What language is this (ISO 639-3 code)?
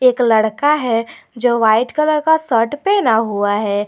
hin